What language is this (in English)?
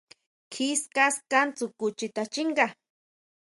Huautla Mazatec